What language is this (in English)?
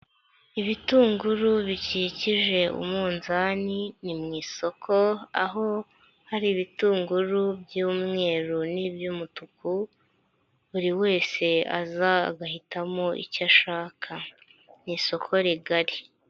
Kinyarwanda